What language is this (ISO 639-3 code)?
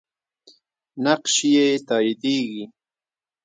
pus